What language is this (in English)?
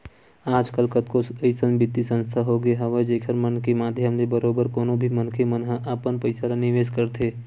Chhattisgarhi